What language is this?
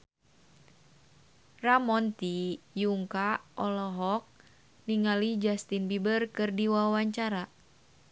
Sundanese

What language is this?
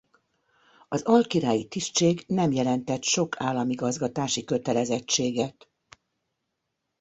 Hungarian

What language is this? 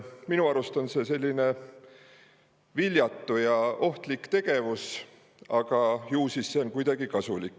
Estonian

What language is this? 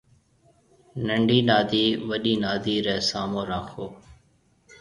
Marwari (Pakistan)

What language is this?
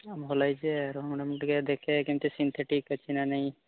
Odia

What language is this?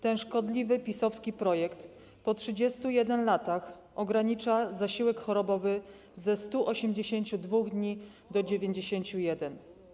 Polish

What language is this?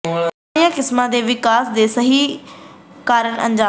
Punjabi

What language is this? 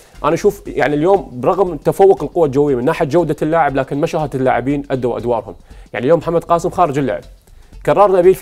Arabic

